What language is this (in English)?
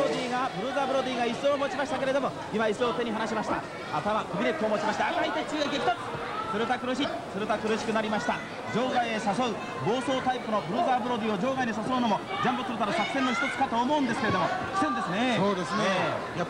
Japanese